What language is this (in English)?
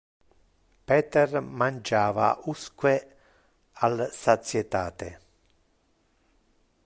Interlingua